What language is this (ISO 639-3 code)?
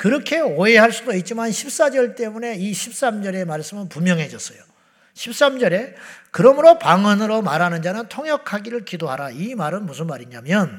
kor